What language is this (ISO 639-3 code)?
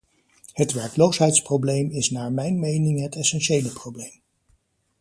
nld